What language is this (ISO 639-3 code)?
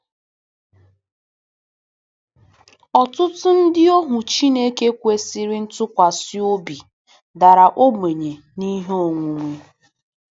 ibo